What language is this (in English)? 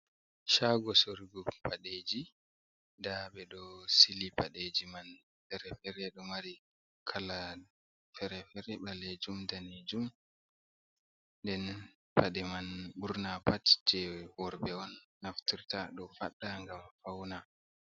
Fula